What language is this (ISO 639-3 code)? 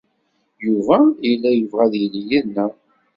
kab